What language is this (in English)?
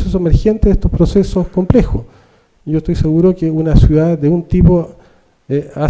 Spanish